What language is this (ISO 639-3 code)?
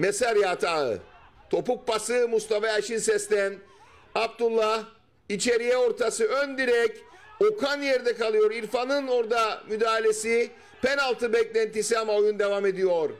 tur